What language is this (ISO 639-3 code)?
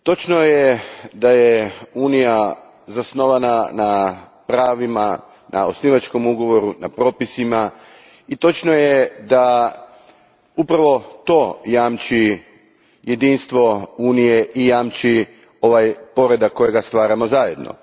hrv